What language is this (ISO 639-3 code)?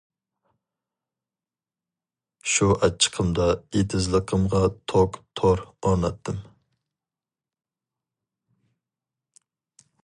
uig